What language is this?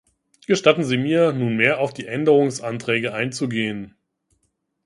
German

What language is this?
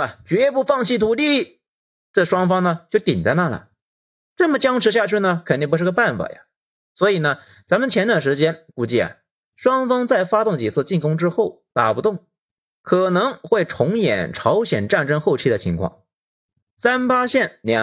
Chinese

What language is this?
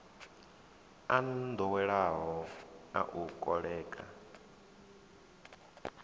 Venda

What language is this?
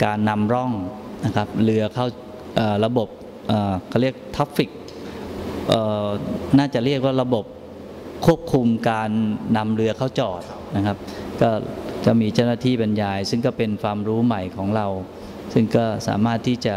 Thai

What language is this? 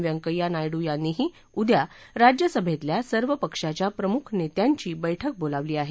Marathi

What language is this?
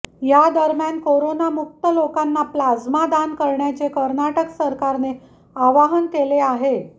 Marathi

